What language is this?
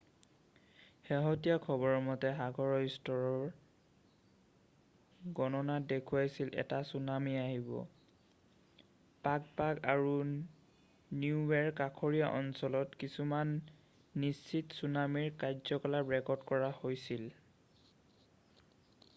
Assamese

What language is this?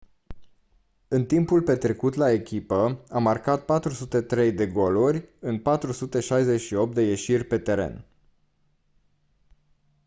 Romanian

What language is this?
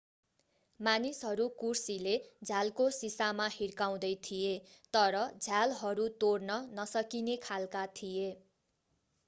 Nepali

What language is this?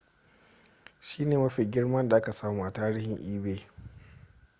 Hausa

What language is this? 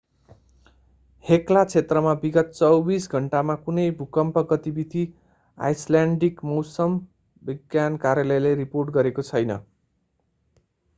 Nepali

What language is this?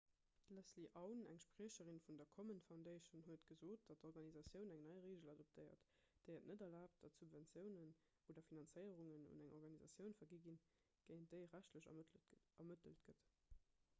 Luxembourgish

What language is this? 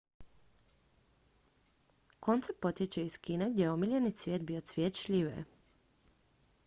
Croatian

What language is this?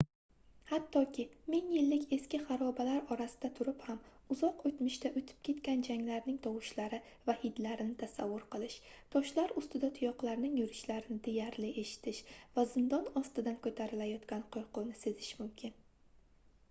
Uzbek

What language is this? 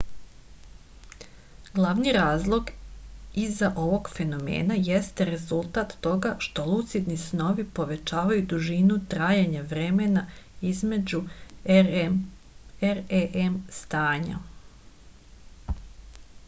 Serbian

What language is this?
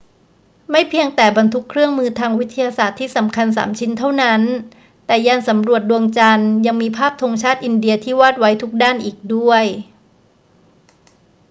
Thai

